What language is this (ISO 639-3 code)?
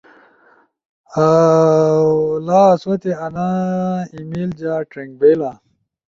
ush